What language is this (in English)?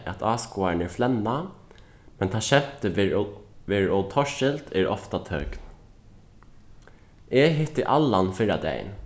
Faroese